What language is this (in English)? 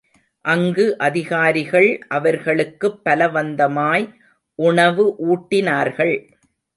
Tamil